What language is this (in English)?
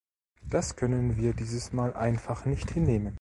German